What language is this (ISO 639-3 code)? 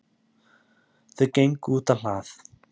isl